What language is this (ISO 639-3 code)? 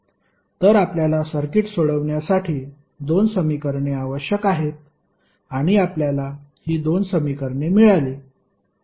mar